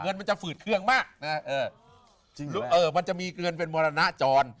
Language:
Thai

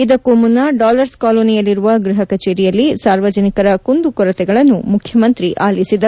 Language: Kannada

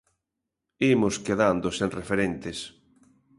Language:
Galician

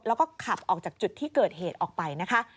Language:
Thai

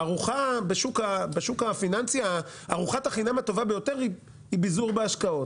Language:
Hebrew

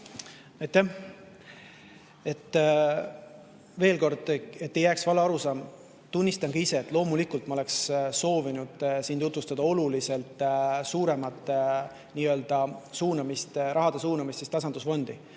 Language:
Estonian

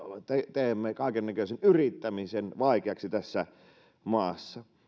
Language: Finnish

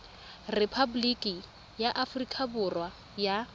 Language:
Tswana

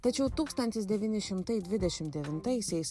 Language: Lithuanian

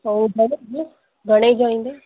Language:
Sindhi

